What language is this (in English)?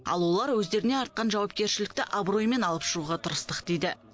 Kazakh